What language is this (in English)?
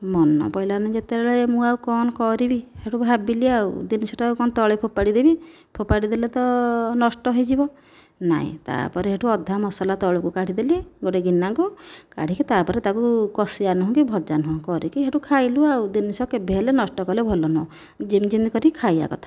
Odia